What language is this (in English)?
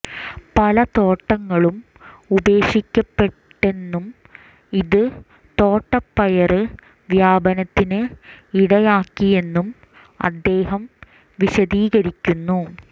Malayalam